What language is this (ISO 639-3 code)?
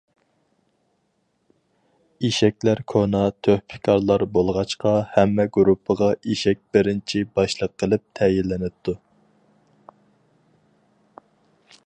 uig